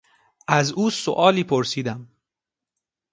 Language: Persian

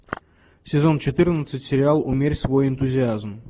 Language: Russian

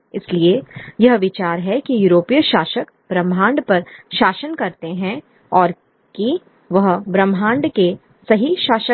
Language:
Hindi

